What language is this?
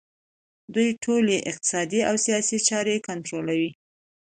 Pashto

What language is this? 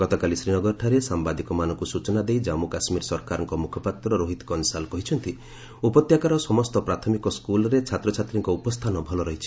Odia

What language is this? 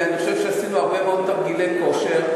Hebrew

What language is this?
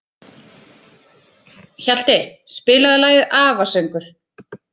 Icelandic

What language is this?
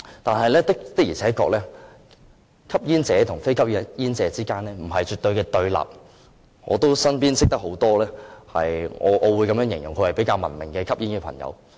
Cantonese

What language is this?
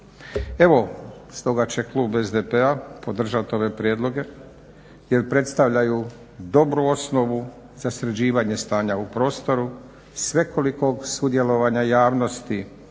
Croatian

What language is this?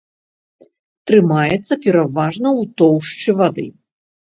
Belarusian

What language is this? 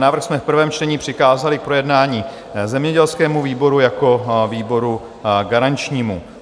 Czech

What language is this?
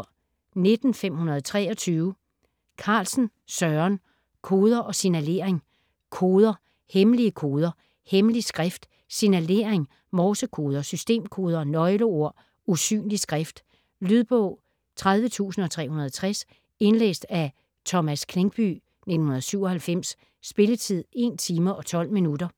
Danish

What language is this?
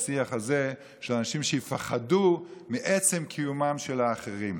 Hebrew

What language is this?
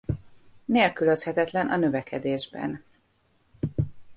Hungarian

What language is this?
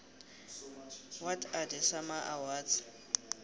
South Ndebele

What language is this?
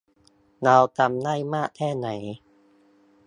Thai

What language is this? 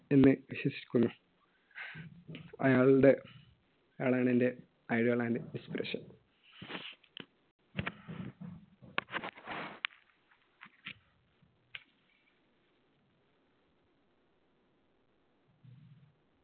Malayalam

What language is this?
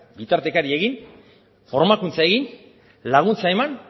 Basque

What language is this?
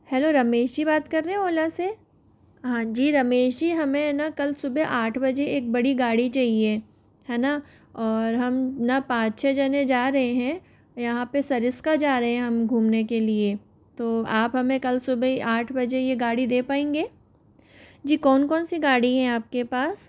Hindi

